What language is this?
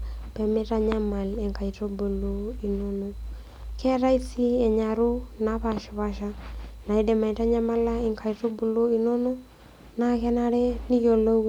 Masai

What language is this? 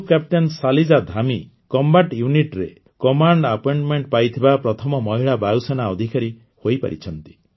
Odia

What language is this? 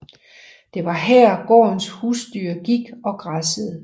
Danish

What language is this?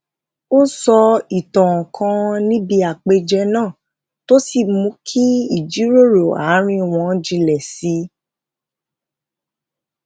Yoruba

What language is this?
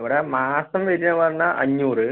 Malayalam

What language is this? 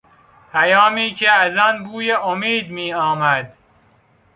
Persian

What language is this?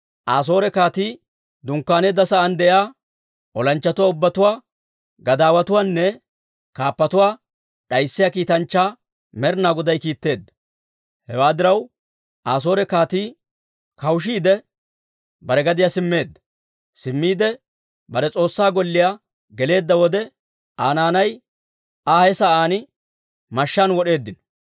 Dawro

